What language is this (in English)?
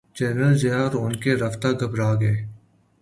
Urdu